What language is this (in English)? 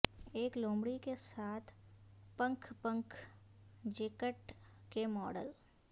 Urdu